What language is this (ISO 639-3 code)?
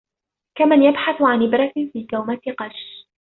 ara